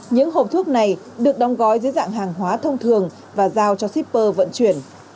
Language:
Vietnamese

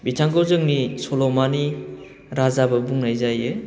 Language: Bodo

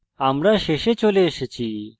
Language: Bangla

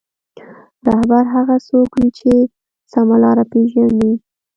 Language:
Pashto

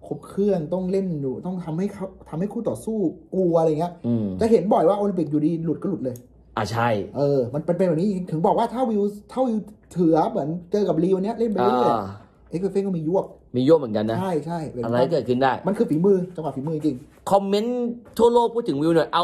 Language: Thai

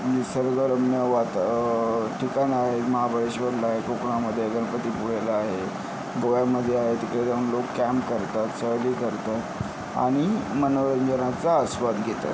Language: Marathi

